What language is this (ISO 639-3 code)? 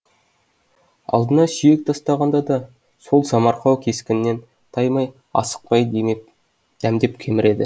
kaz